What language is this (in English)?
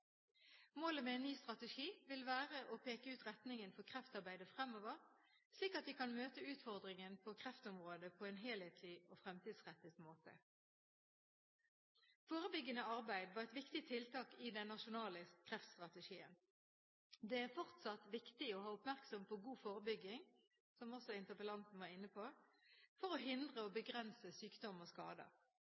Norwegian Bokmål